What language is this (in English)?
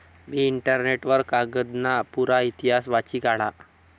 Marathi